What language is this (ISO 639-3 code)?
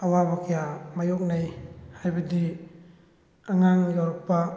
mni